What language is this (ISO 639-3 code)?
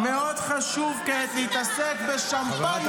heb